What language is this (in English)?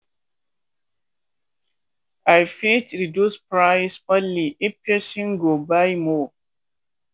Nigerian Pidgin